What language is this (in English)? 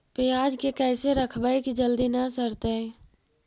Magahi